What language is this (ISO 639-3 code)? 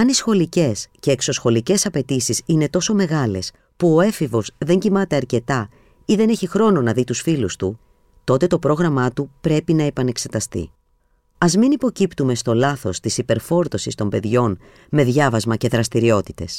ell